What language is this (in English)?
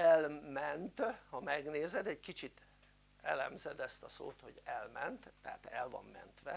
Hungarian